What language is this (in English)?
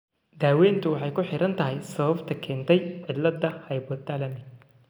Somali